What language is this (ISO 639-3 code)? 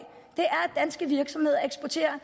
dan